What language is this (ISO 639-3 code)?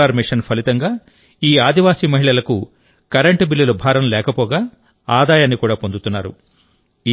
tel